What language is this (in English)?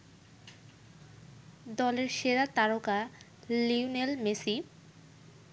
Bangla